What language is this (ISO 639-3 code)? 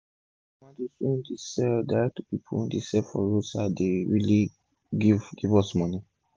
pcm